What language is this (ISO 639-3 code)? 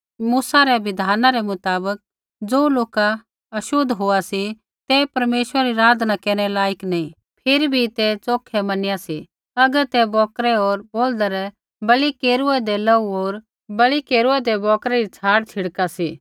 kfx